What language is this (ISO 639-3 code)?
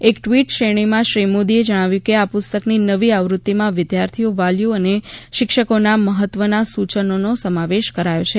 guj